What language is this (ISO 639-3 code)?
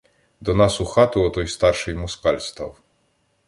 ukr